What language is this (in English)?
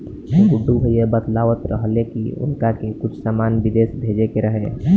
Bhojpuri